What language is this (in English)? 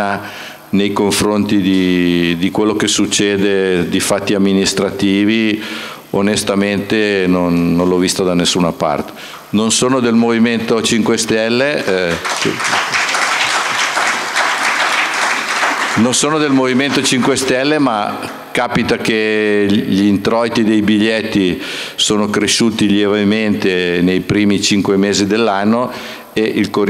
Italian